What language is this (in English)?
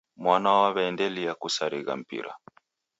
Taita